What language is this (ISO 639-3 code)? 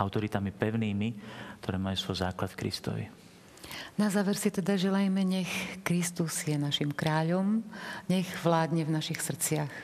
slk